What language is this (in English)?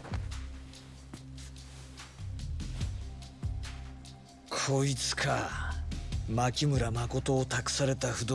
Japanese